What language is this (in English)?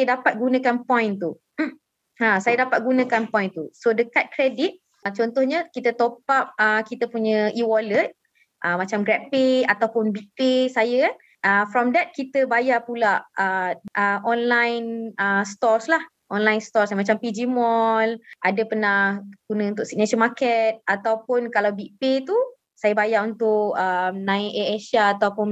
Malay